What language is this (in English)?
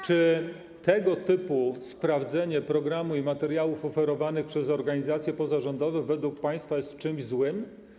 Polish